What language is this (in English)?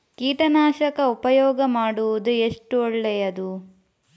Kannada